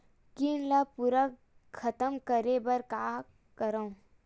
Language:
Chhattisgarhi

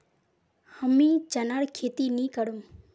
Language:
Magahi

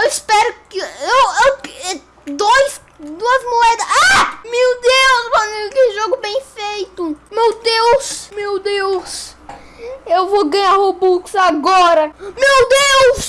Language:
Portuguese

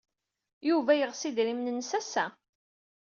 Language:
Kabyle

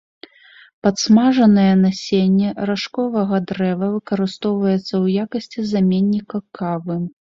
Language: Belarusian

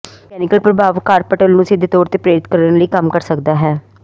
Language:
Punjabi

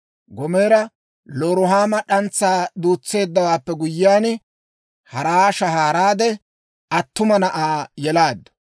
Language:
Dawro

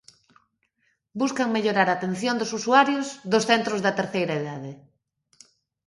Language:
Galician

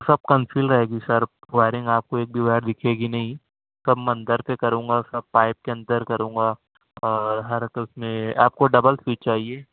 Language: Urdu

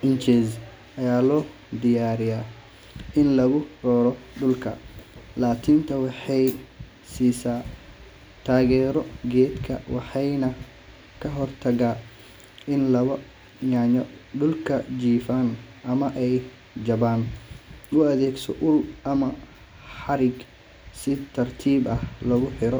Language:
Somali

